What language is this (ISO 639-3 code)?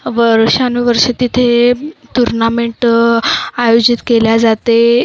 mar